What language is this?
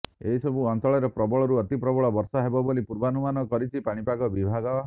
Odia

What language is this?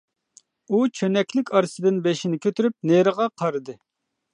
Uyghur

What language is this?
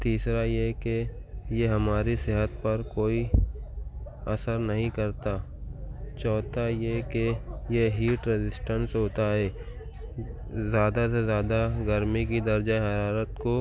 Urdu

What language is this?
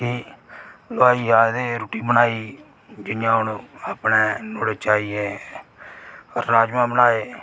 Dogri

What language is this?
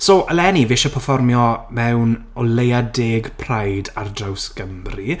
Welsh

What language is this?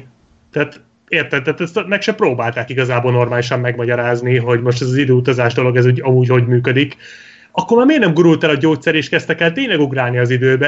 Hungarian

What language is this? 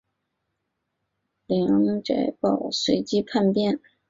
Chinese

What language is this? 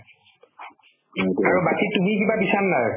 Assamese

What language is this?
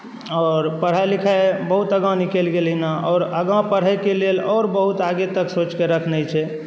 Maithili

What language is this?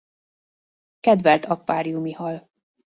Hungarian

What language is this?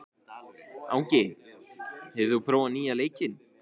Icelandic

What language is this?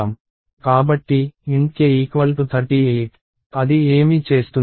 Telugu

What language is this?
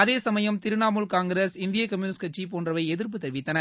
Tamil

